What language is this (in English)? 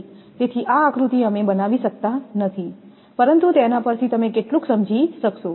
Gujarati